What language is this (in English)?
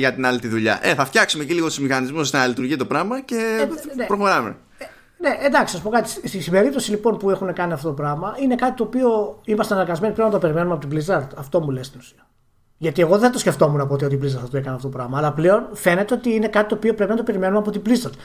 Greek